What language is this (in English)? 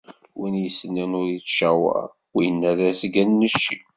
Kabyle